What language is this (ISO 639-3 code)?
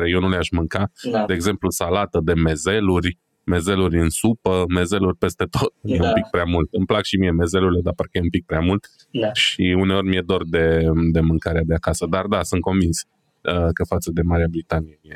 ron